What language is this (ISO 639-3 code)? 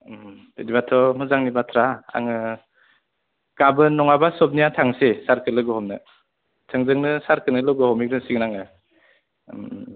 brx